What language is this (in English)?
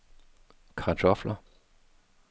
Danish